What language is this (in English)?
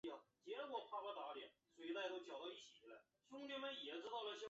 Chinese